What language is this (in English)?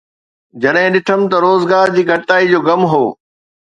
Sindhi